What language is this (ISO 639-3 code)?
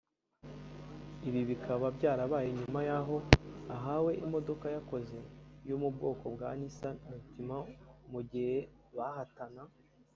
kin